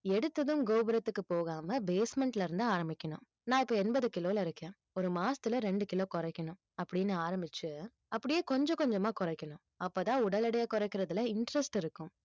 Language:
Tamil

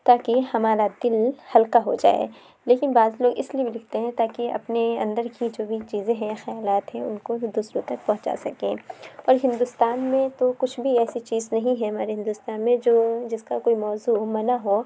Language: Urdu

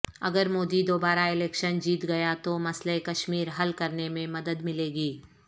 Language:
Urdu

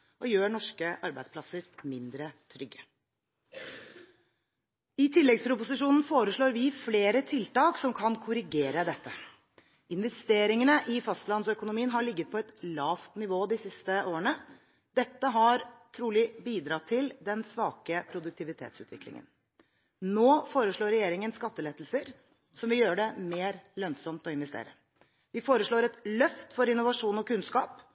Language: Norwegian Bokmål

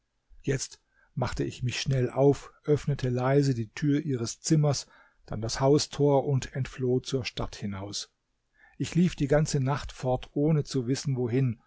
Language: German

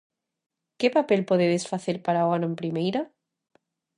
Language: Galician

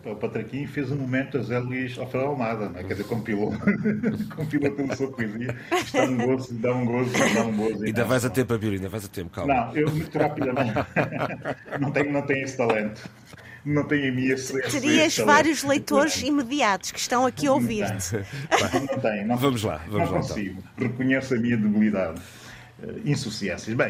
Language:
Portuguese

